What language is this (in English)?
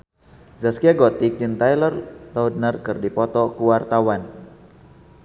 Sundanese